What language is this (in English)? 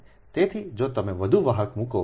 Gujarati